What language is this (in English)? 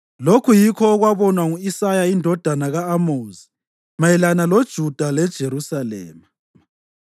North Ndebele